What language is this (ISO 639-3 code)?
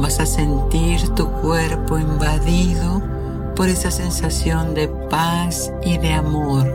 spa